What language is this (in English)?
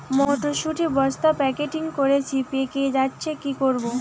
Bangla